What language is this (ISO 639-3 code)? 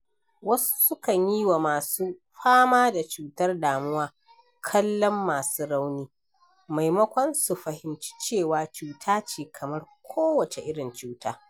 hau